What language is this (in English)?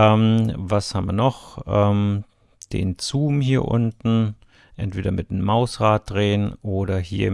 German